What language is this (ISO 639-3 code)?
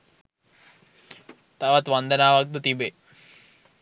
sin